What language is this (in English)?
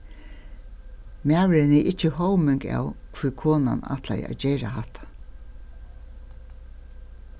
Faroese